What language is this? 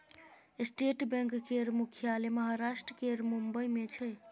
Maithili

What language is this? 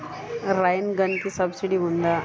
Telugu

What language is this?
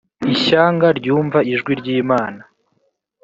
Kinyarwanda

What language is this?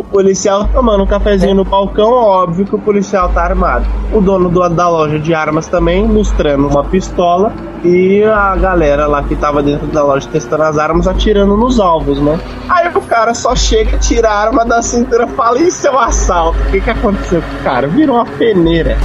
Portuguese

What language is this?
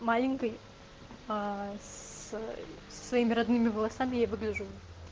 Russian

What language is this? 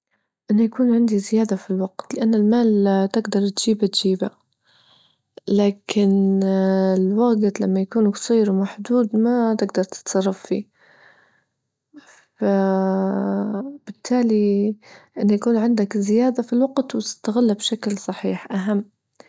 Libyan Arabic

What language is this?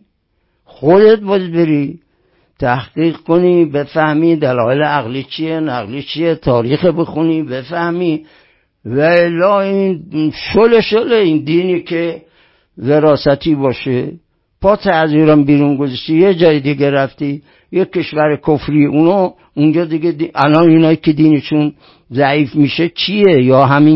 Persian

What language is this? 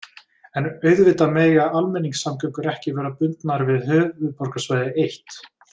Icelandic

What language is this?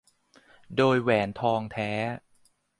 Thai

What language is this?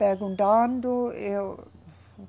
Portuguese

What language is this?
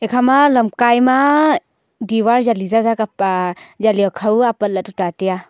Wancho Naga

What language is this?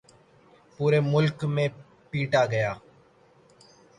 Urdu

